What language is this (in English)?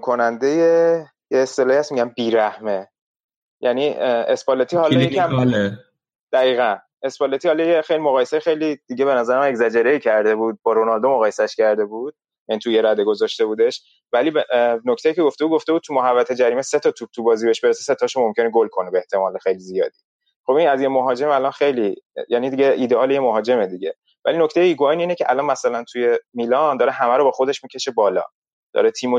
Persian